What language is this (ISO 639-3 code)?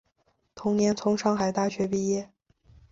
zho